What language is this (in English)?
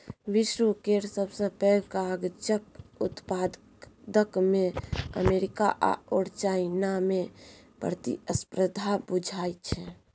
Maithili